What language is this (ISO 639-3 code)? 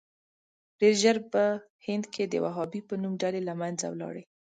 pus